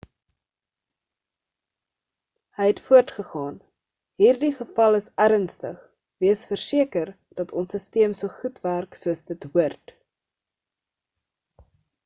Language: Afrikaans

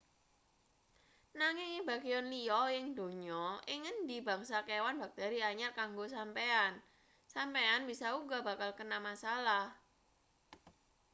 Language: Javanese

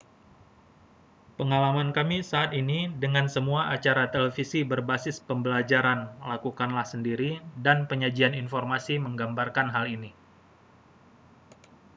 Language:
Indonesian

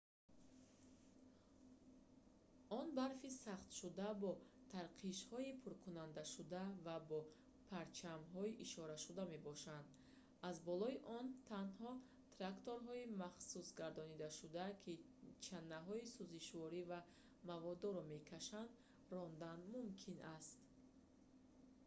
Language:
Tajik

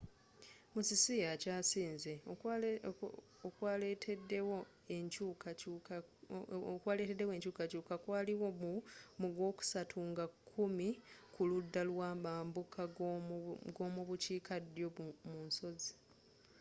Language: Ganda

